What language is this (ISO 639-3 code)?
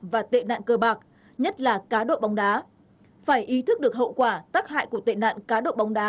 vie